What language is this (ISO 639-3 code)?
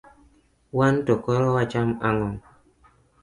luo